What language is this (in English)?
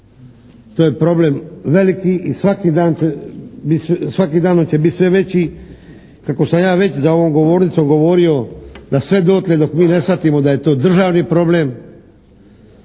Croatian